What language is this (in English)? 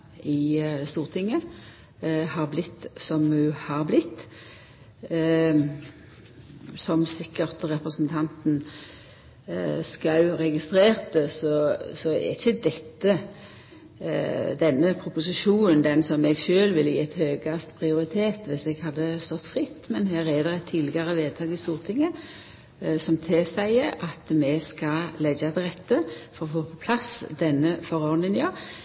Norwegian Nynorsk